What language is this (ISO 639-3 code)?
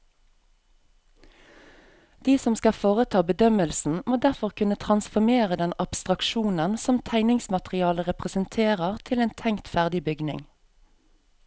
nor